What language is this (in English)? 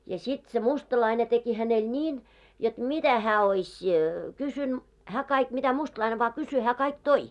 Finnish